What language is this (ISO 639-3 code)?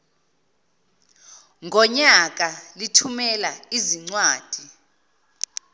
zul